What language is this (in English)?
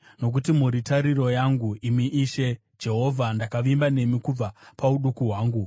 Shona